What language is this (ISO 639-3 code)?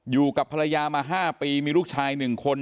tha